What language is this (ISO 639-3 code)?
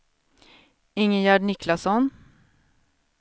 swe